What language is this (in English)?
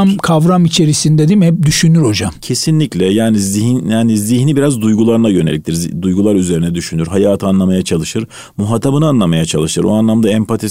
Turkish